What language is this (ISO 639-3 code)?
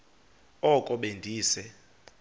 xho